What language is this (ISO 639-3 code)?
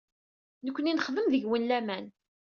kab